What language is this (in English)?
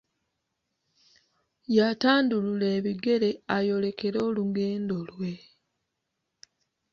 Ganda